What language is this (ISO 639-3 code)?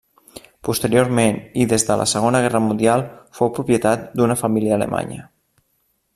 cat